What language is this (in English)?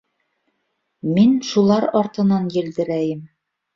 Bashkir